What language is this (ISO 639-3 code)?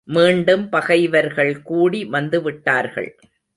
tam